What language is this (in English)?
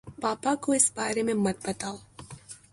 Urdu